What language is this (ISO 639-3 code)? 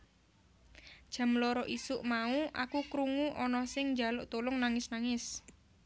jav